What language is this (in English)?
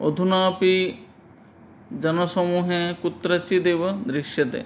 Sanskrit